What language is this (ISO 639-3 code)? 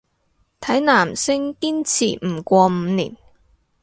yue